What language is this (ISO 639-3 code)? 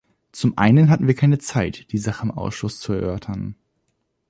deu